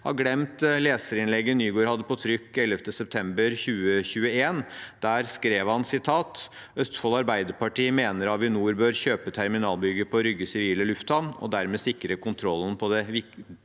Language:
Norwegian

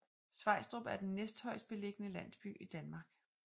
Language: Danish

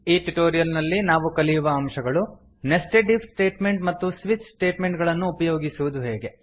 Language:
Kannada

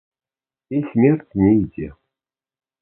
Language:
Belarusian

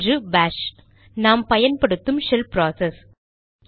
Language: Tamil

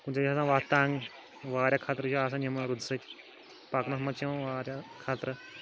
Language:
Kashmiri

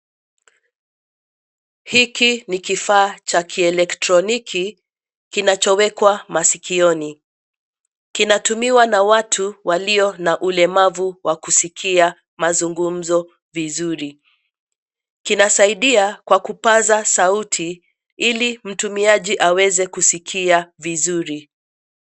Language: Swahili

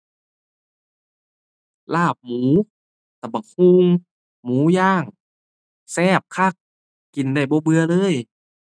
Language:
Thai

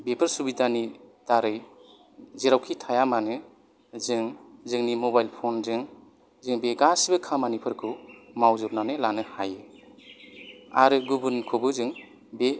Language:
Bodo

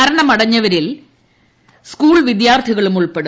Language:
Malayalam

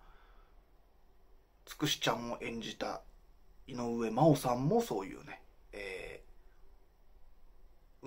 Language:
Japanese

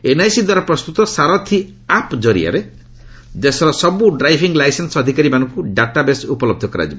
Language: Odia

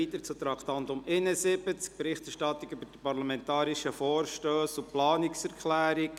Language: Swiss German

